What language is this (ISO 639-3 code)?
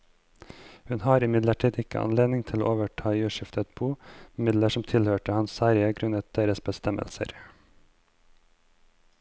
nor